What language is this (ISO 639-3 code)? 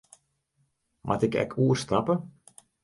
fry